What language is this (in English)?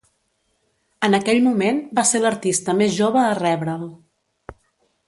Catalan